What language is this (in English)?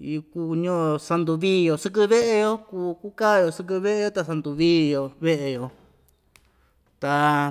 Ixtayutla Mixtec